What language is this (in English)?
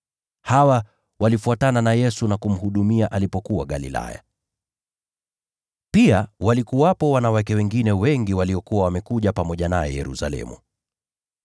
Swahili